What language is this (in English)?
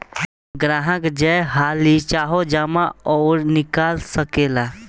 Bhojpuri